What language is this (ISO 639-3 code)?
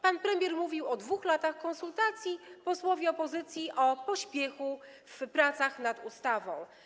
pol